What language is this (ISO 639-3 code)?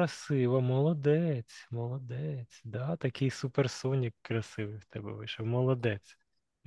ukr